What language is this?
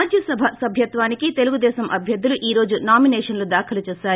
Telugu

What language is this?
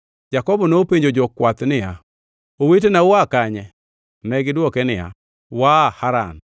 Luo (Kenya and Tanzania)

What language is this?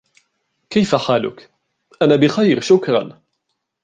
Arabic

